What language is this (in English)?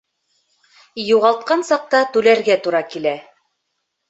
Bashkir